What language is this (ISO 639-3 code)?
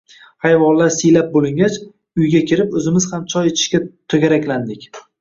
uzb